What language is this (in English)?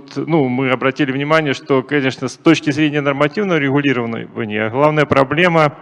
Russian